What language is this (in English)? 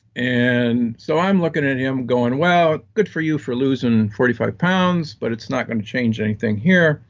English